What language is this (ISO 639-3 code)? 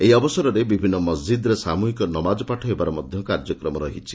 ori